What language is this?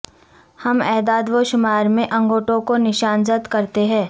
Urdu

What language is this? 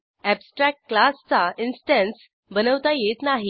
Marathi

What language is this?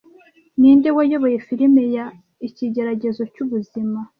Kinyarwanda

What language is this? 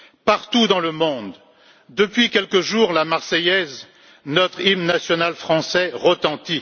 French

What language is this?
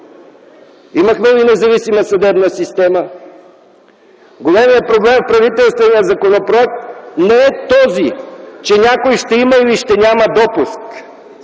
Bulgarian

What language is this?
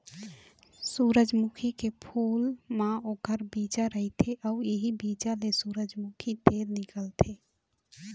Chhattisgarhi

